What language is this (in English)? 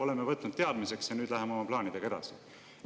Estonian